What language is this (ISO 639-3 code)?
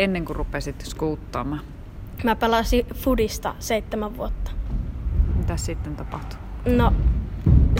fin